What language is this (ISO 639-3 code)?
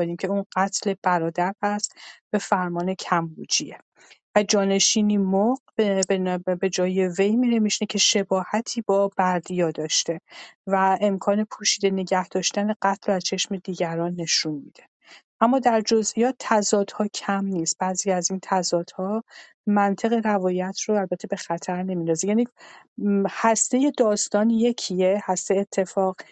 fas